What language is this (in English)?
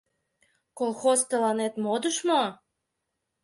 Mari